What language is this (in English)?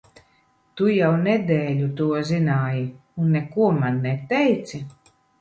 Latvian